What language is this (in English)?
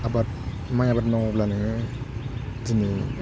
Bodo